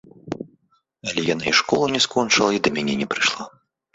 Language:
Belarusian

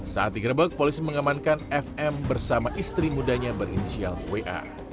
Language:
Indonesian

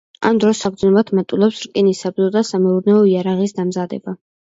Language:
Georgian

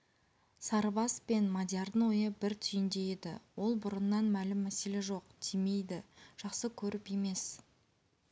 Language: Kazakh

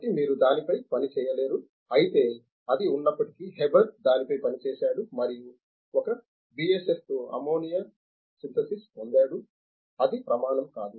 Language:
Telugu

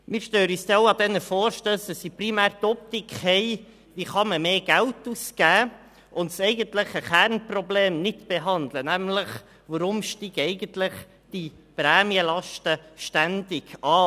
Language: Swiss German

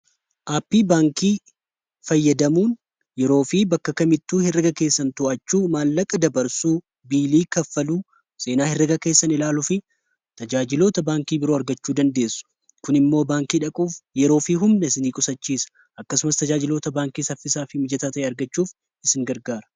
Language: Oromo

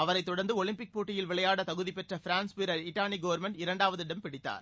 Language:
Tamil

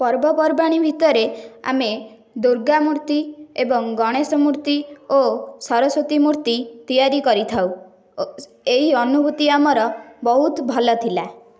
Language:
Odia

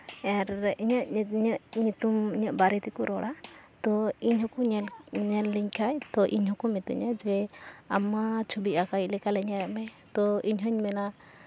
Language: Santali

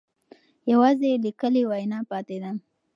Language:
Pashto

